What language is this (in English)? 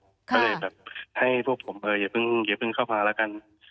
Thai